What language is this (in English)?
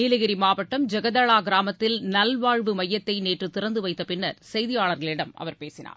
Tamil